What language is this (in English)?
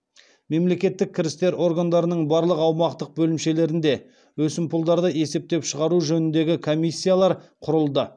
Kazakh